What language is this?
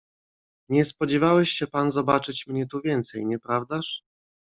Polish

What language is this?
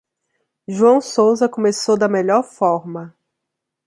Portuguese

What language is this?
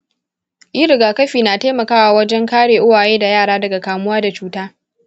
Hausa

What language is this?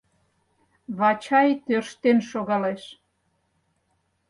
Mari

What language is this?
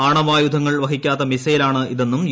Malayalam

